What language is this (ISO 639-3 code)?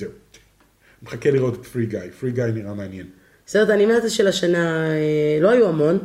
heb